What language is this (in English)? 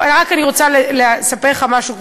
Hebrew